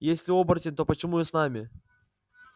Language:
Russian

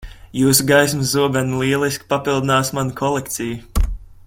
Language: Latvian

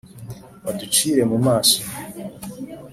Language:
Kinyarwanda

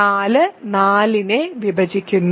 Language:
Malayalam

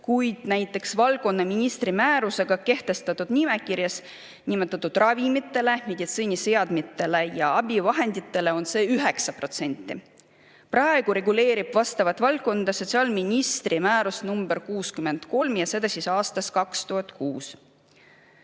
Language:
Estonian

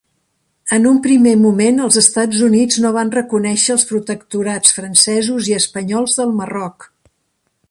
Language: Catalan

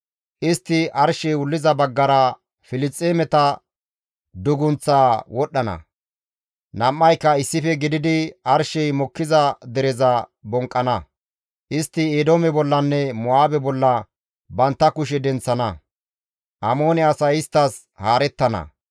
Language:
Gamo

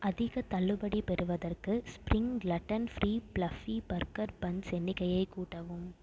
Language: Tamil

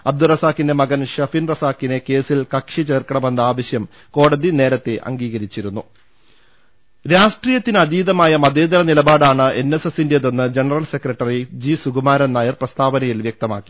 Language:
Malayalam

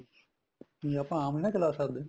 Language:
Punjabi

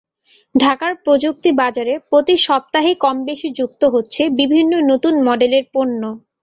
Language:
Bangla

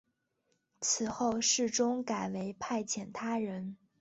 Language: Chinese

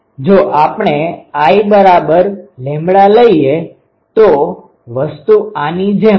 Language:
Gujarati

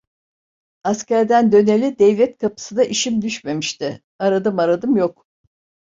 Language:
Turkish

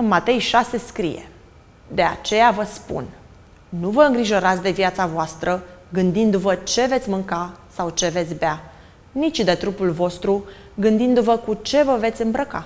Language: Romanian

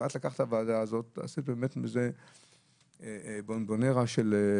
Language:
Hebrew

